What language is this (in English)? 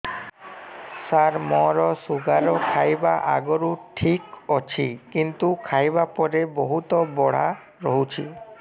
Odia